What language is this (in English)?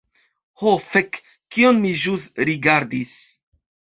Esperanto